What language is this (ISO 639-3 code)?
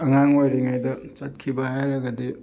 mni